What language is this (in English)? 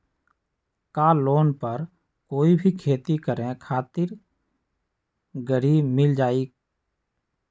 Magahi